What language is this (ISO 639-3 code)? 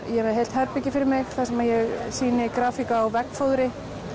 isl